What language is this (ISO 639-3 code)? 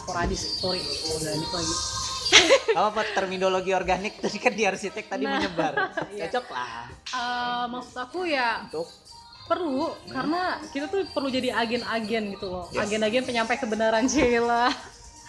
ind